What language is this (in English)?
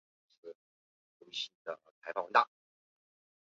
Chinese